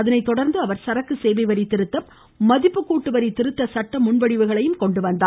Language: Tamil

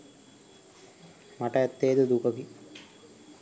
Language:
Sinhala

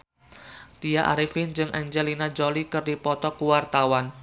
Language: Sundanese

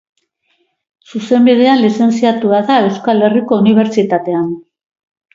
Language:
Basque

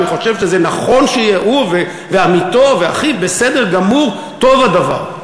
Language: Hebrew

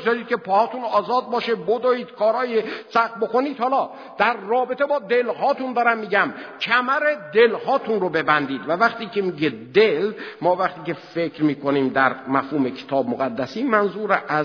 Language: Persian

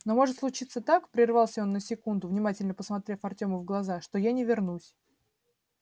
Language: Russian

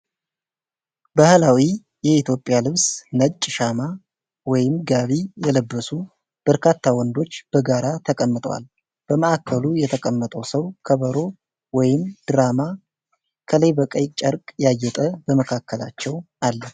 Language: Amharic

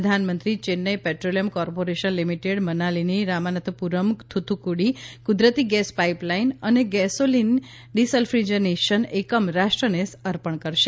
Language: Gujarati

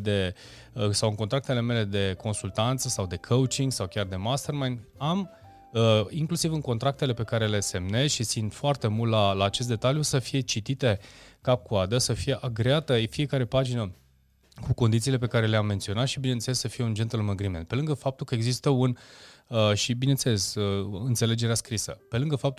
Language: Romanian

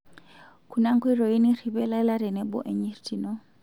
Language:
Masai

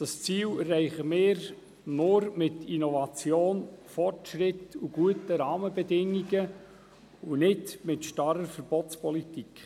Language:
Swiss German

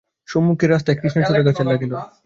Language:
Bangla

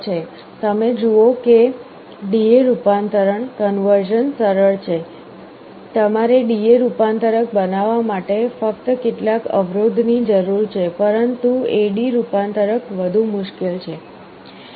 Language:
Gujarati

